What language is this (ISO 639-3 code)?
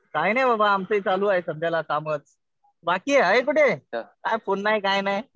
mar